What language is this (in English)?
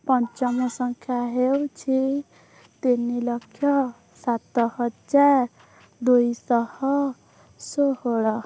Odia